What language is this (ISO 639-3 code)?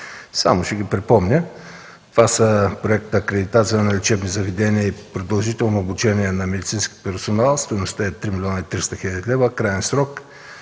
bul